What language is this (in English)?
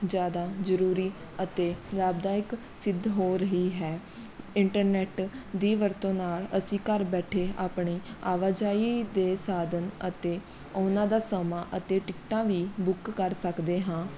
Punjabi